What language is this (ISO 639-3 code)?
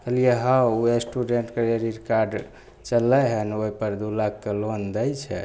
mai